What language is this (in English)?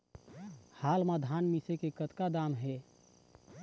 Chhattisgarhi